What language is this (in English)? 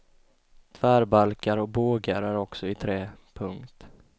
Swedish